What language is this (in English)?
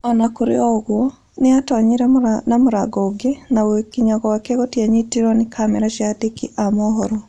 Kikuyu